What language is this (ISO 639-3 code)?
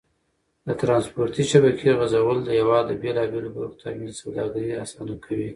pus